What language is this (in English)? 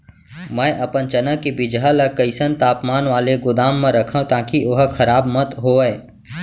Chhattisgarhi